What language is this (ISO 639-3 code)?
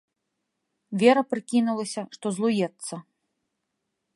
bel